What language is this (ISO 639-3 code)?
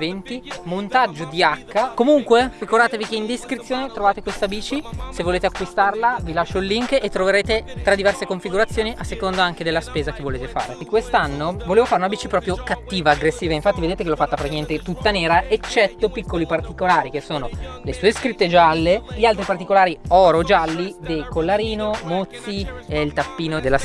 ita